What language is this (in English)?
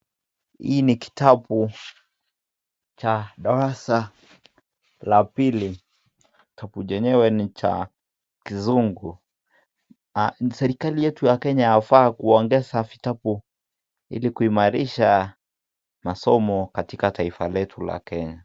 Swahili